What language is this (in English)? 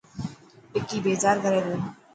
Dhatki